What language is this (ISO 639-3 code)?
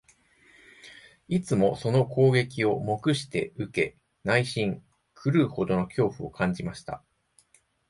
jpn